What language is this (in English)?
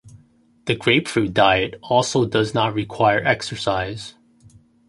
English